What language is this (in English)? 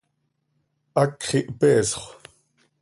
Seri